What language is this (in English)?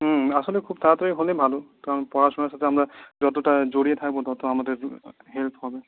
Bangla